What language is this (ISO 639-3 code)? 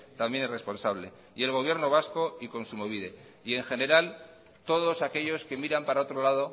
spa